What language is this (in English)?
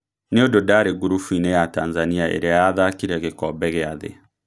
Kikuyu